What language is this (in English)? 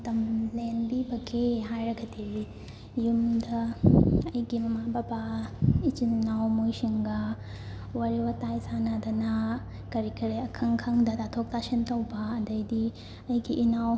Manipuri